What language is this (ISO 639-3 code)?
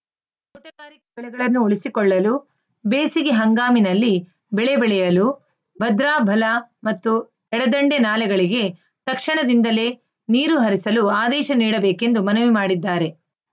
kan